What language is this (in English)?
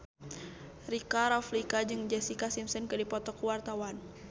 Sundanese